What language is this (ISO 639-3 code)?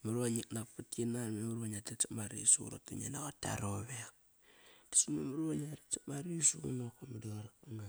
ckr